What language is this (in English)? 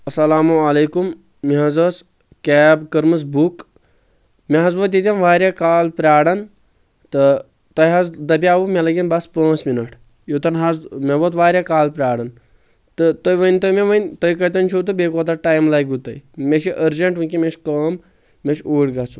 Kashmiri